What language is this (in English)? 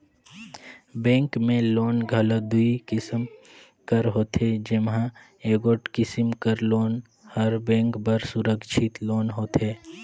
Chhattisgarhi